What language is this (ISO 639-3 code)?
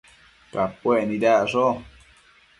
mcf